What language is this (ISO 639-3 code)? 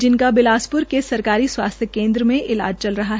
hin